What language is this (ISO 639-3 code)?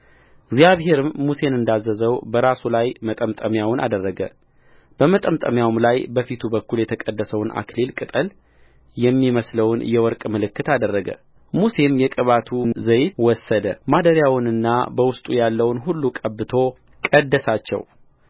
amh